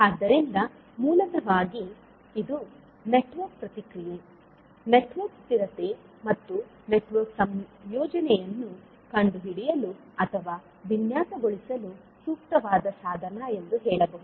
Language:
Kannada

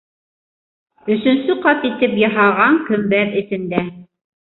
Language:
Bashkir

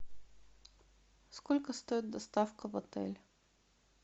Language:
Russian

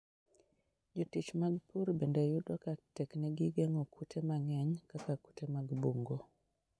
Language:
Luo (Kenya and Tanzania)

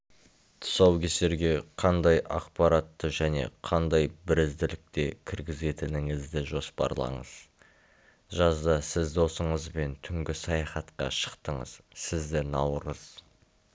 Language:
Kazakh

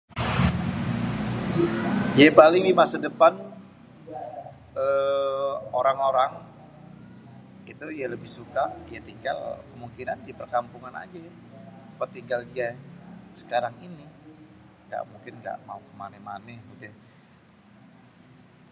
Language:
Betawi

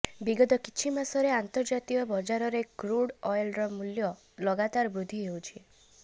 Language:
Odia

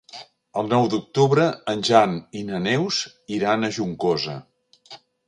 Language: Catalan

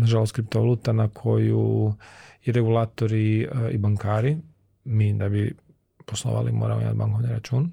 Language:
Croatian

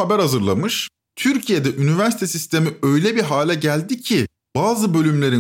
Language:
Turkish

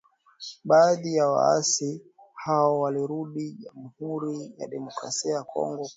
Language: Swahili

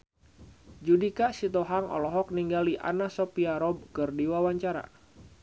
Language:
Sundanese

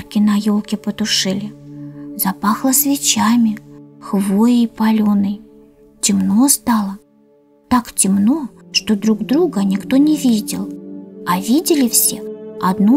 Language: Russian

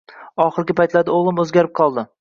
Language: Uzbek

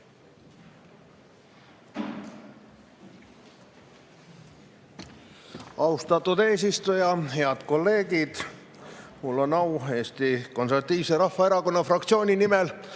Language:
Estonian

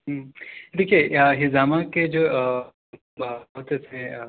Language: Urdu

